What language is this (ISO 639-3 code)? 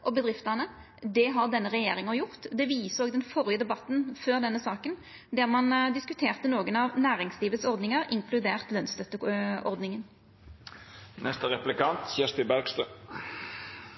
nno